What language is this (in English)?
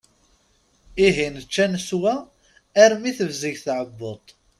Kabyle